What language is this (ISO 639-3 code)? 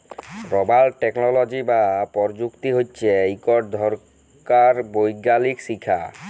ben